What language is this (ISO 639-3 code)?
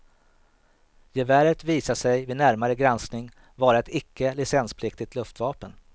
swe